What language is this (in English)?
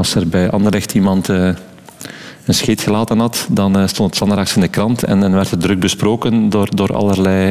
Dutch